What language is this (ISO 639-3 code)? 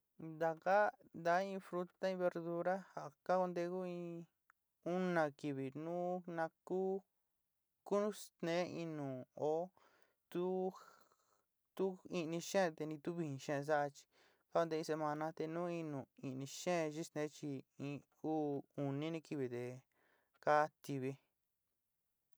xti